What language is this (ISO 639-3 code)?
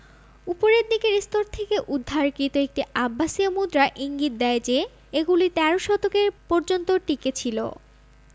ben